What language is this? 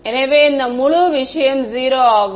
Tamil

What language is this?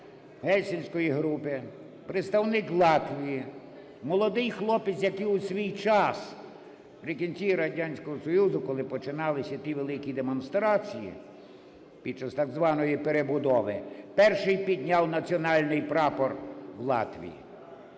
Ukrainian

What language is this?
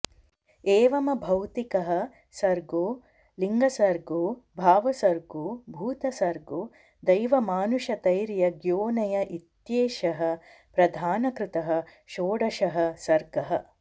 Sanskrit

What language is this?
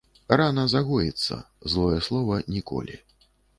Belarusian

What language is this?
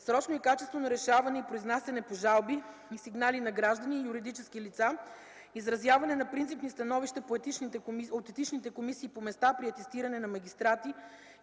Bulgarian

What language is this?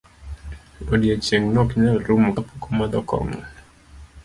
Luo (Kenya and Tanzania)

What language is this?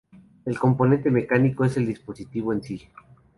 Spanish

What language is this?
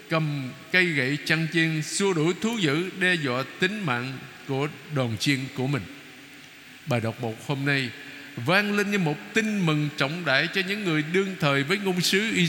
Vietnamese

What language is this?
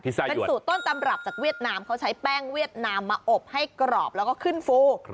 Thai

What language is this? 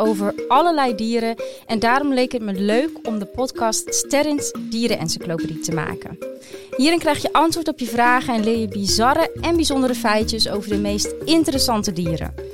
Dutch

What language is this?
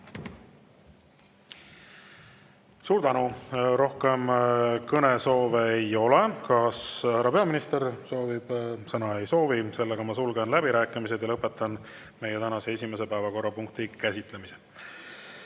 Estonian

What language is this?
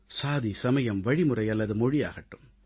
Tamil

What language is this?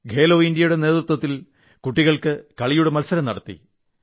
Malayalam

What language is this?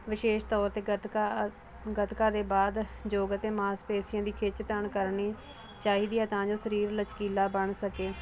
Punjabi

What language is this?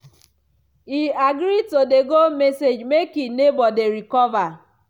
Nigerian Pidgin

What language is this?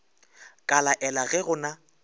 Northern Sotho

